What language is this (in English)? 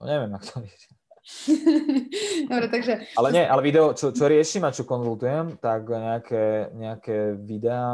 Slovak